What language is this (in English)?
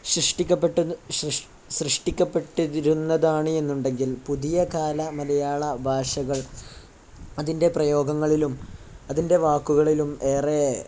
Malayalam